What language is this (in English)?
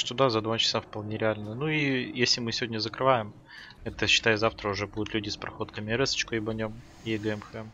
Russian